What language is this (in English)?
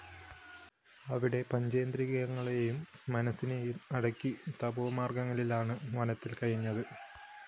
Malayalam